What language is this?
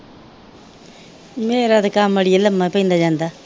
Punjabi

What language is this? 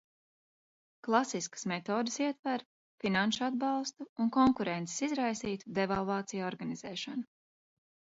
Latvian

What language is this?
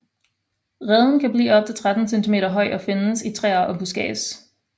Danish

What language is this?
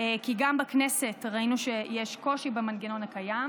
Hebrew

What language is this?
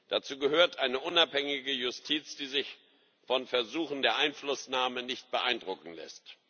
German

